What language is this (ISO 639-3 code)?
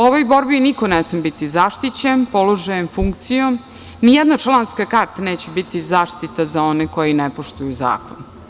srp